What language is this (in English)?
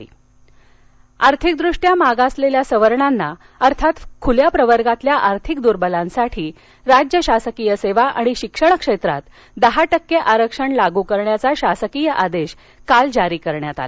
Marathi